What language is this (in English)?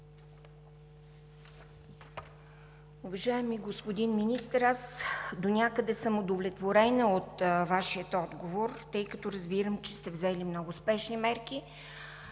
Bulgarian